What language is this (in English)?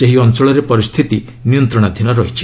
Odia